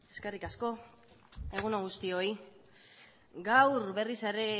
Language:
Basque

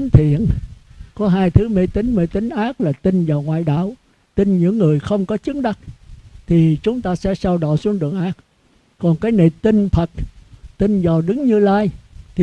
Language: Vietnamese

